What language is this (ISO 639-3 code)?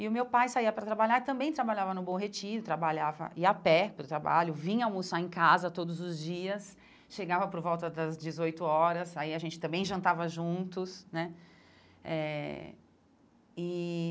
por